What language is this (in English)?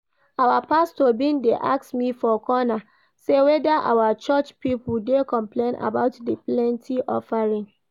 Nigerian Pidgin